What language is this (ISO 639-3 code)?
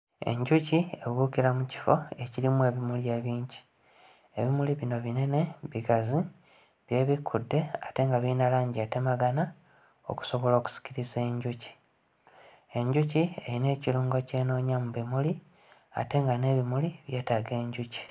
lug